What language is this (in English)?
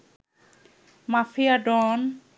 Bangla